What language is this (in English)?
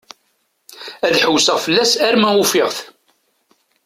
Kabyle